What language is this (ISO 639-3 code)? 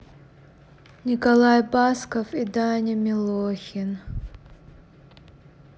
rus